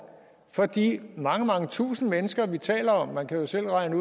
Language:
Danish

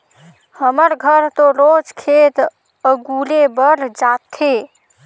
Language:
Chhattisgarhi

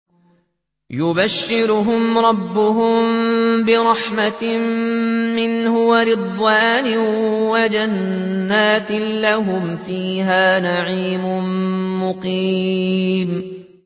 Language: Arabic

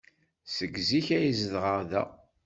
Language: Kabyle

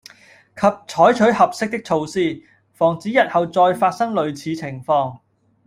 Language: Cantonese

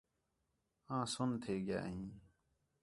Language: Khetrani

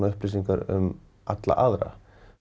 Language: Icelandic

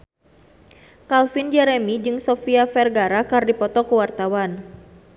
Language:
Sundanese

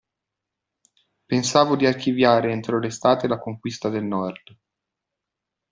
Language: Italian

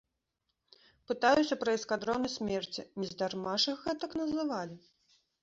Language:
Belarusian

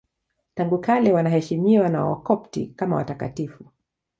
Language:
Swahili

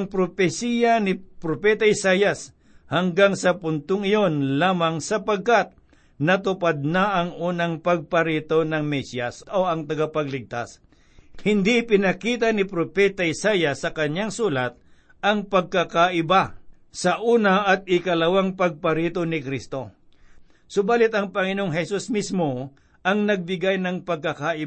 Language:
Filipino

